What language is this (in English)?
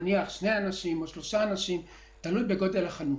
Hebrew